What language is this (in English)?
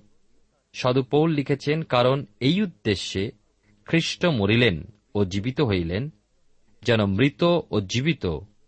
Bangla